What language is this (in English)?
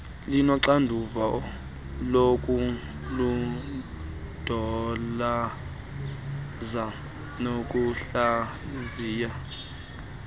Xhosa